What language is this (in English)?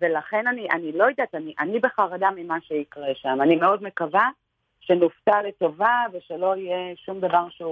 Hebrew